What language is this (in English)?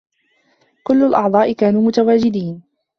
Arabic